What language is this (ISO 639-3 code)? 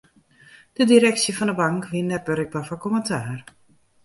fry